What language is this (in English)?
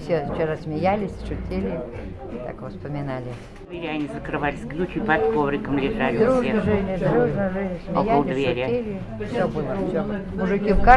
Russian